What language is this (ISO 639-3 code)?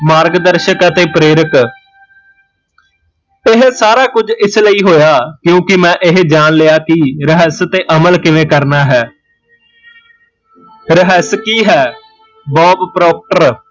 pan